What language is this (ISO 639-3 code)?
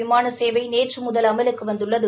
tam